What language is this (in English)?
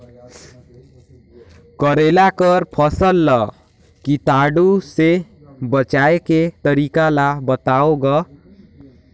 Chhattisgarhi